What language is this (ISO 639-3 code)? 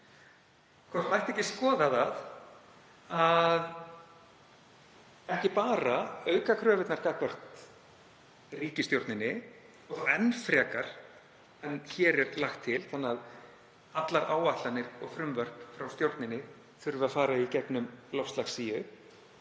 isl